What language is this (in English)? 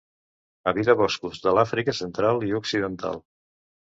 Catalan